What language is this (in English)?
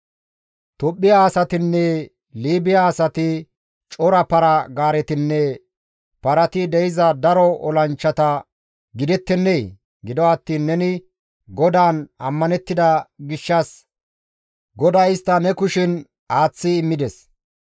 Gamo